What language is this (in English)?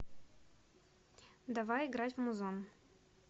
Russian